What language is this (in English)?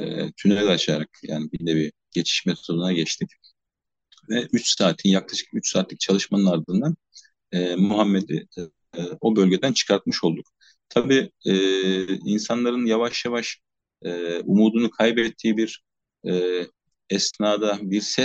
Turkish